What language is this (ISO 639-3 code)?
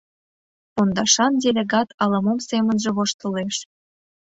chm